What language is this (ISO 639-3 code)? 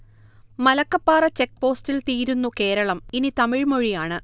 mal